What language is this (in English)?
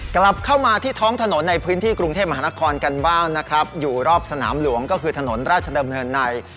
Thai